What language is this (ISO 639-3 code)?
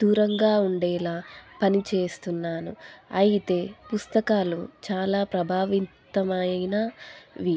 tel